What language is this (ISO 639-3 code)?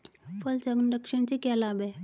hin